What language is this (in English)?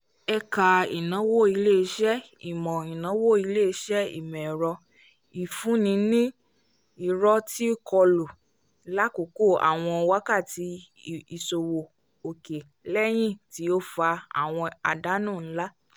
Yoruba